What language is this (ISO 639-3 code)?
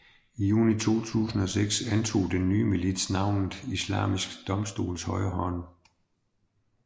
dan